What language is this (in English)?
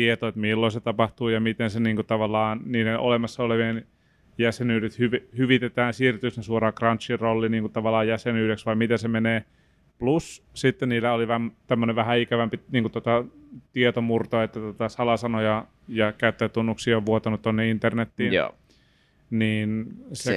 Finnish